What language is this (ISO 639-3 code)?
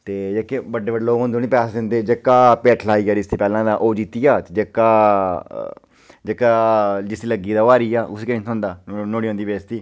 doi